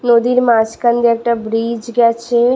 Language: Bangla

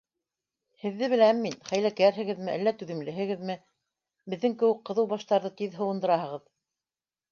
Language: Bashkir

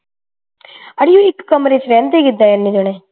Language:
Punjabi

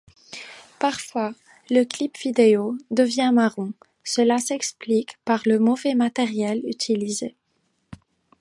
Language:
French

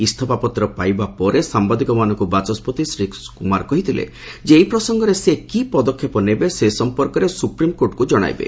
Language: Odia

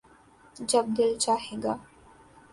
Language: Urdu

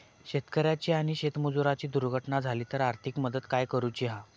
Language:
Marathi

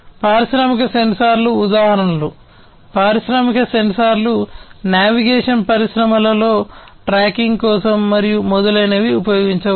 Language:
Telugu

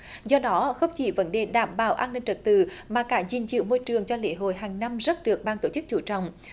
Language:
Vietnamese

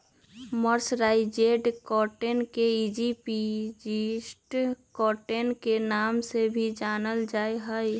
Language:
Magahi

